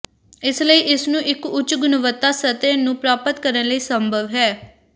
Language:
Punjabi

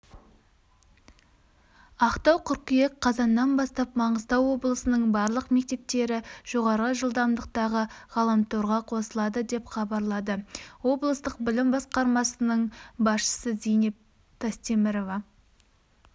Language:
Kazakh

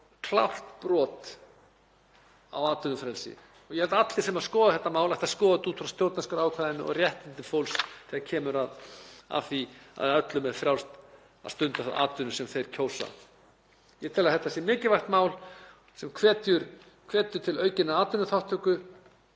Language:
Icelandic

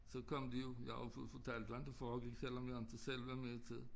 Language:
Danish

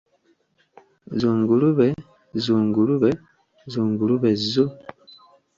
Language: Ganda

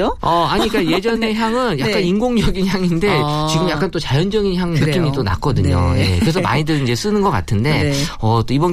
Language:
Korean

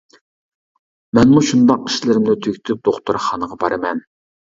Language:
Uyghur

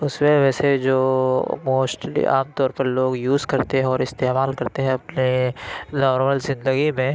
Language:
Urdu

